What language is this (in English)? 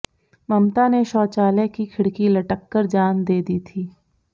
Hindi